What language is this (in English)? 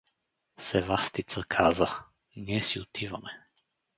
Bulgarian